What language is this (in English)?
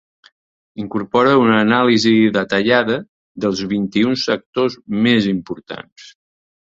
Catalan